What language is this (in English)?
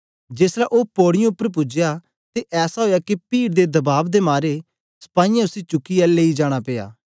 Dogri